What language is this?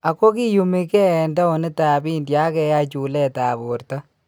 Kalenjin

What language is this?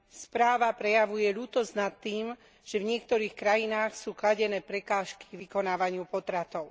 Slovak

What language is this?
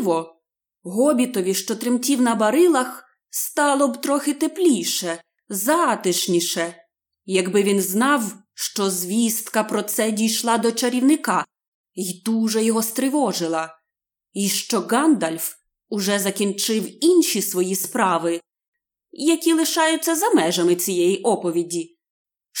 Ukrainian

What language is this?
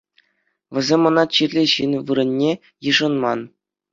Chuvash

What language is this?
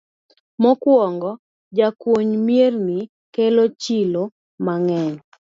Luo (Kenya and Tanzania)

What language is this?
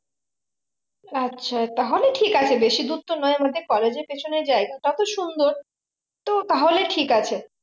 Bangla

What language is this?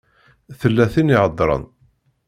Kabyle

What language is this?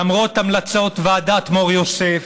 Hebrew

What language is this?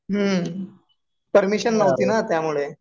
Marathi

